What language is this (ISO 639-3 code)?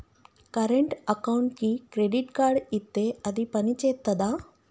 tel